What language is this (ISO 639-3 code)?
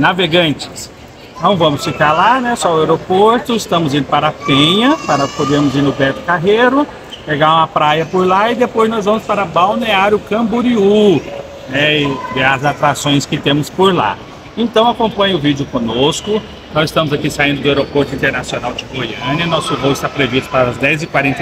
por